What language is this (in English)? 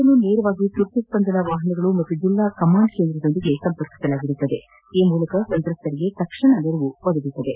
Kannada